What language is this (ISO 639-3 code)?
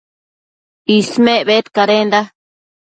mcf